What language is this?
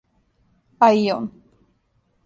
Serbian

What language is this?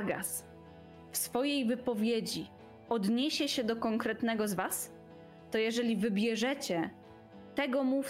Polish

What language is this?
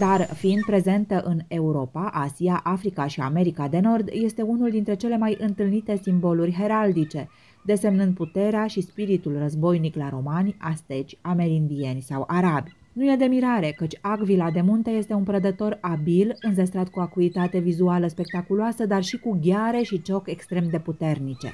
Romanian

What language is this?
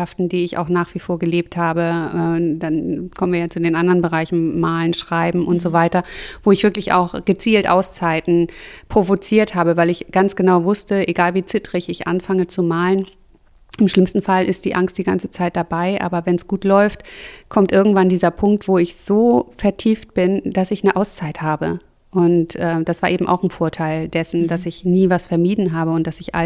German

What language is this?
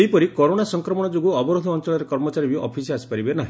Odia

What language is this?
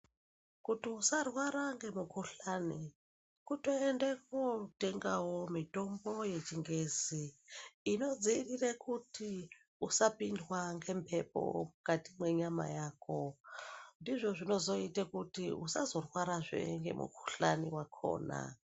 Ndau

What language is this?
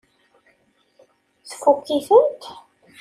Kabyle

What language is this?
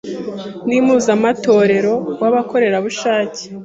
Kinyarwanda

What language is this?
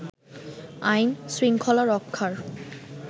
Bangla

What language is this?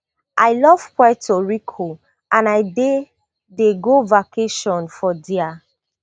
Nigerian Pidgin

